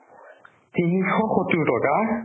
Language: Assamese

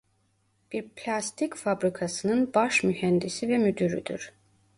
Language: Turkish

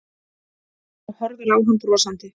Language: Icelandic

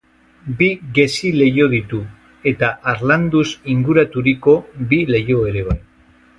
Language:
Basque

